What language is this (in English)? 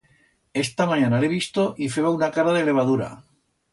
Aragonese